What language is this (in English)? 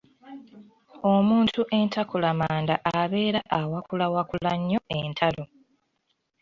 Ganda